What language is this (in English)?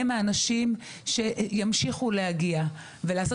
Hebrew